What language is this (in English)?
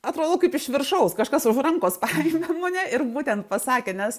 Lithuanian